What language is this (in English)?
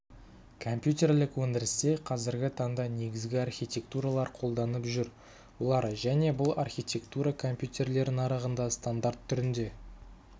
Kazakh